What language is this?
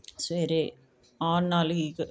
Punjabi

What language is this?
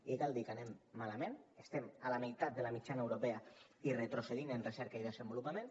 Catalan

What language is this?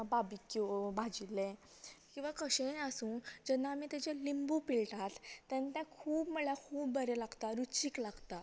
Konkani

